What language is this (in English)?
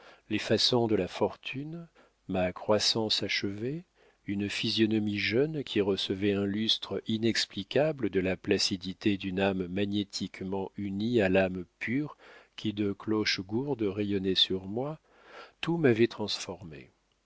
French